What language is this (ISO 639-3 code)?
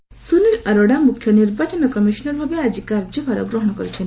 ori